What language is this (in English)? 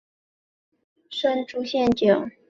Chinese